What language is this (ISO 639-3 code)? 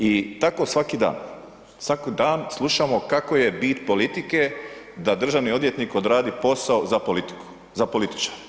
hrv